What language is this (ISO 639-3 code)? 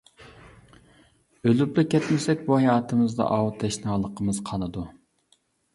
uig